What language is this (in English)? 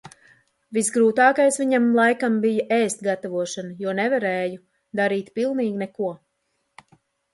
Latvian